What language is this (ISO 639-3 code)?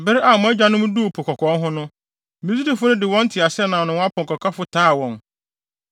aka